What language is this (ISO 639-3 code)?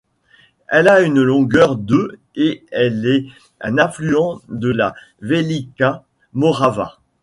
fra